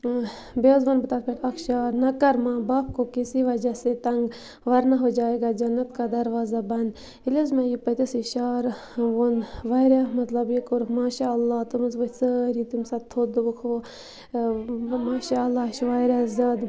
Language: Kashmiri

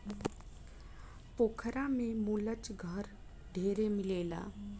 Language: Bhojpuri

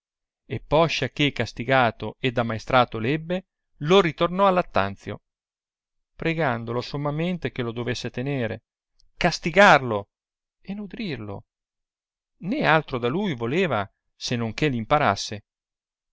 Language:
Italian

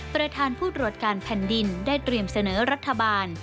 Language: Thai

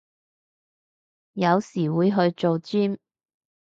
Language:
Cantonese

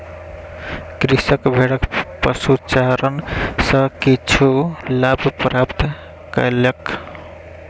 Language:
Maithili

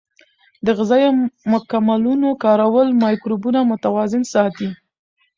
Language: Pashto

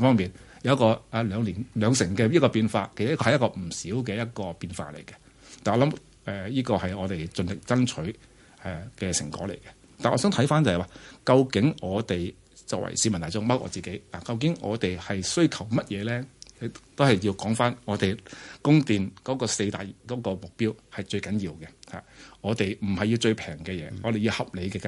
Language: Chinese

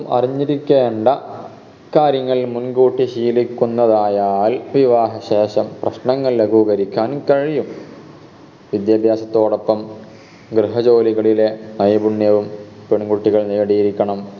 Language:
Malayalam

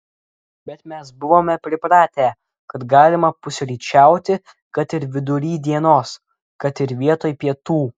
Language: Lithuanian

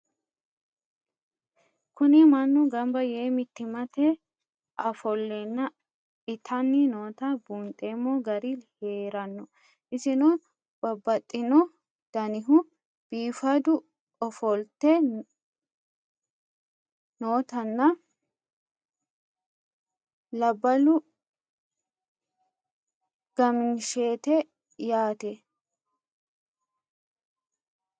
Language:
Sidamo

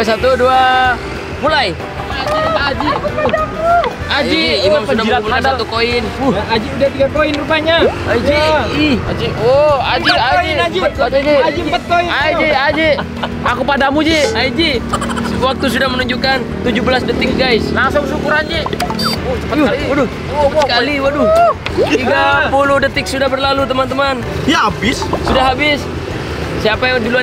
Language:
Indonesian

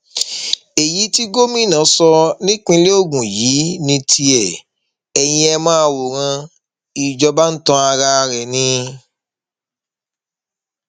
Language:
Yoruba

